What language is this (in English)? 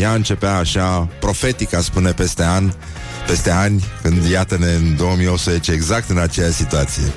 Romanian